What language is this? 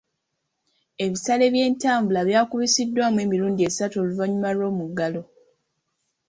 Ganda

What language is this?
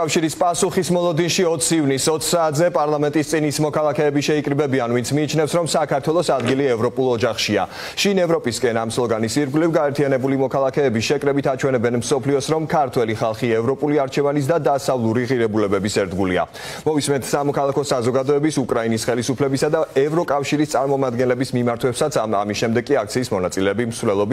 Romanian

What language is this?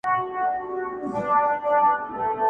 Pashto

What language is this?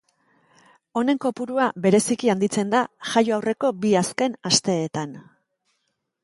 Basque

